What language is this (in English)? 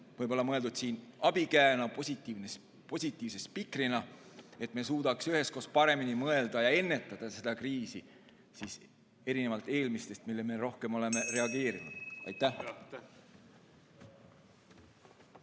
Estonian